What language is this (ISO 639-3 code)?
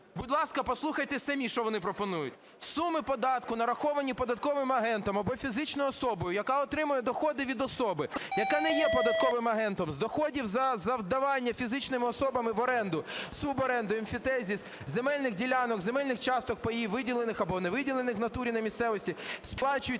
ukr